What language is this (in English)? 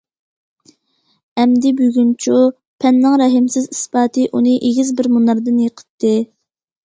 Uyghur